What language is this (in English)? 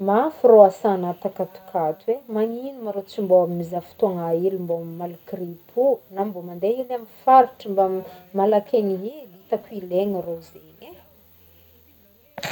Northern Betsimisaraka Malagasy